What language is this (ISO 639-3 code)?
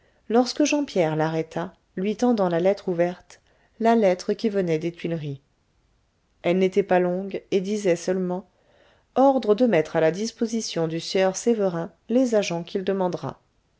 fra